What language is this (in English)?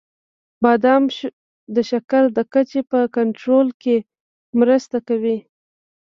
Pashto